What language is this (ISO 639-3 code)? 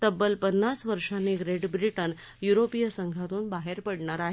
mar